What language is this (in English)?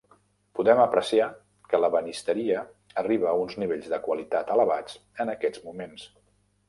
Catalan